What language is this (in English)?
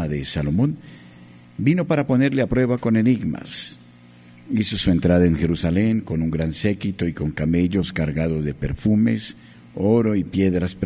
Spanish